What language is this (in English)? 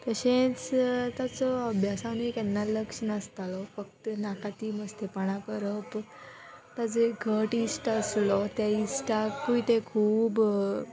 Konkani